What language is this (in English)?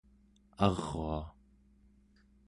Central Yupik